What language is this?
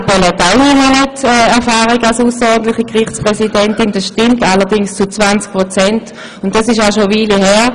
Swiss German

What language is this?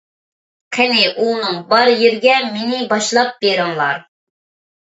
Uyghur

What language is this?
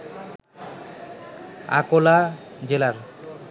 Bangla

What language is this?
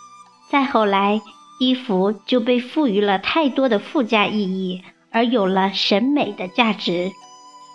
Chinese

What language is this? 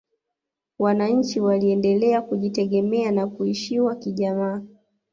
Swahili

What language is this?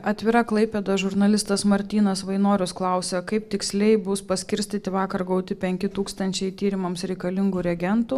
Lithuanian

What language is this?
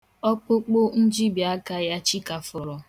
Igbo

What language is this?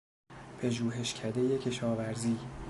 Persian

